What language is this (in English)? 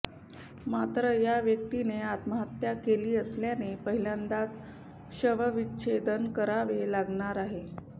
Marathi